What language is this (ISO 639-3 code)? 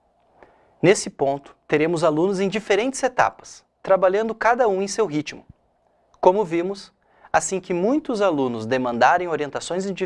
por